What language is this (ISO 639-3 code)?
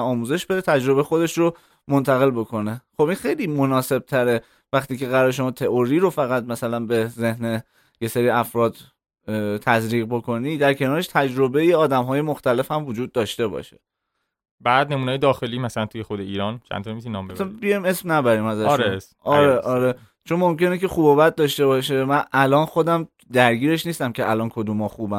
fas